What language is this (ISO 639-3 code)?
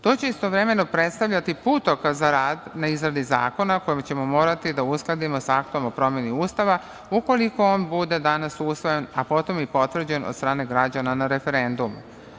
srp